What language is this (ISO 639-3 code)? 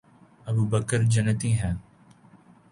urd